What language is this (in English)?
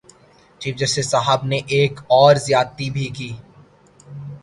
Urdu